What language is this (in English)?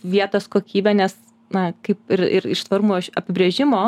Lithuanian